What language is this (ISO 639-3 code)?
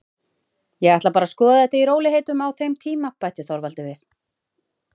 isl